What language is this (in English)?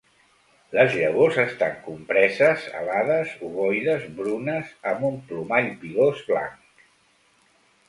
Catalan